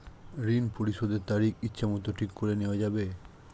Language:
Bangla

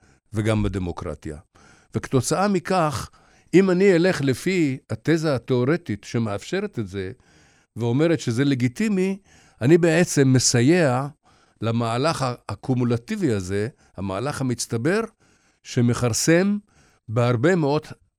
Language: Hebrew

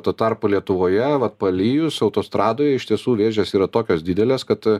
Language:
Lithuanian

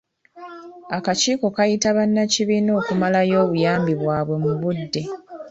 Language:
Ganda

